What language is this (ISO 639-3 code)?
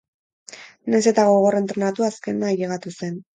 eus